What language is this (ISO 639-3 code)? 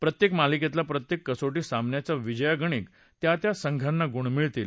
mar